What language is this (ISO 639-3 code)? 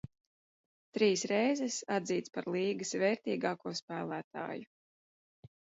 lav